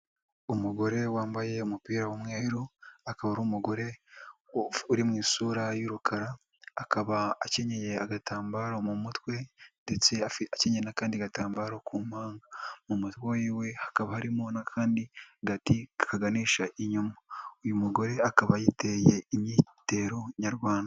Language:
Kinyarwanda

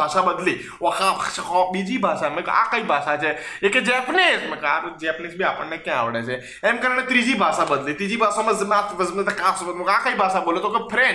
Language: Gujarati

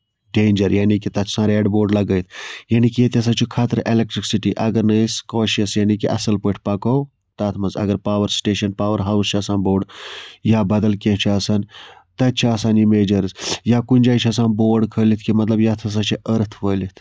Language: Kashmiri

